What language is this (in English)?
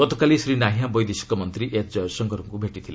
Odia